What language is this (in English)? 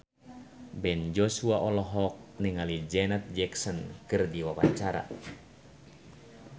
Sundanese